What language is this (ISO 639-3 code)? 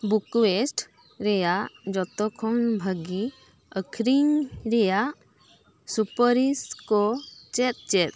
sat